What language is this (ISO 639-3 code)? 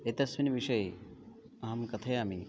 san